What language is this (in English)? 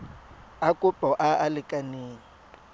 Tswana